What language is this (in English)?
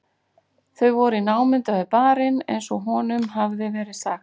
Icelandic